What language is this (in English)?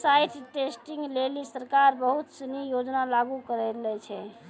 Maithili